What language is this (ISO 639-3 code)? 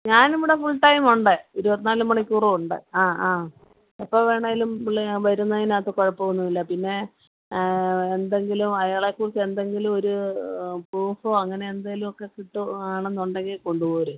mal